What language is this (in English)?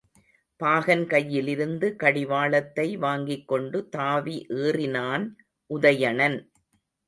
Tamil